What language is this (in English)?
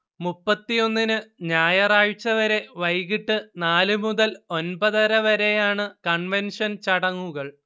Malayalam